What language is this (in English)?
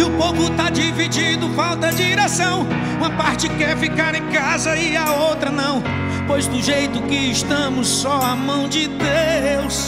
Portuguese